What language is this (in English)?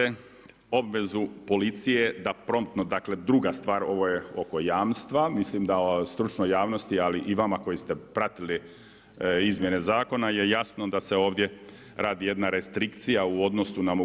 Croatian